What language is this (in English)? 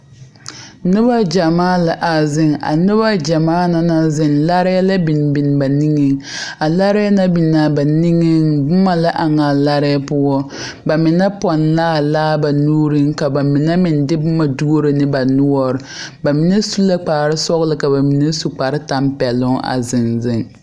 Southern Dagaare